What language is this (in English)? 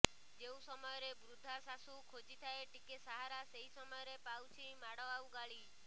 Odia